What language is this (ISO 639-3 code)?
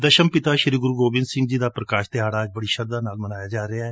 pan